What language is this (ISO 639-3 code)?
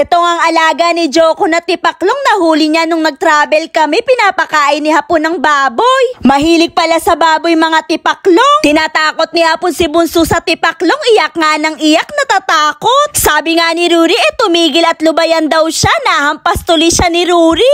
fil